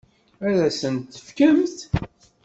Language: Kabyle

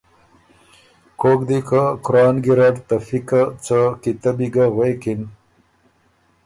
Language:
Ormuri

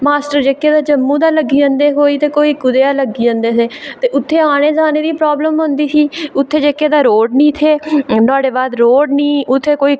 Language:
Dogri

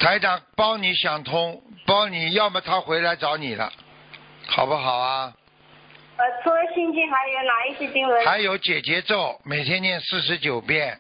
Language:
Chinese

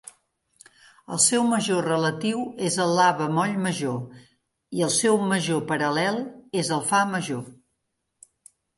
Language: Catalan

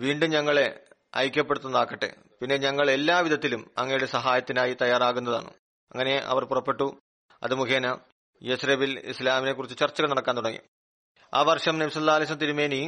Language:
Malayalam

